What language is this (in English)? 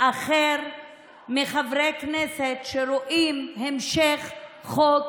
Hebrew